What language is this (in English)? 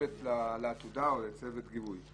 Hebrew